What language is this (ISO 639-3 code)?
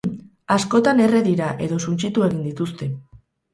eus